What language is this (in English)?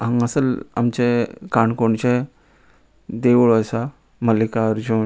Konkani